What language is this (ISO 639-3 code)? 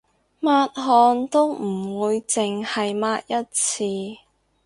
yue